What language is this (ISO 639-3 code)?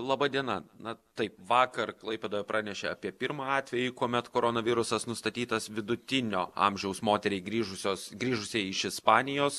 lit